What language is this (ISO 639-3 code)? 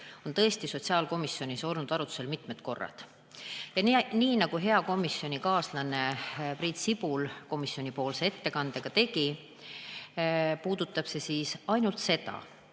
est